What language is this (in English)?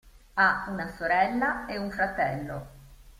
Italian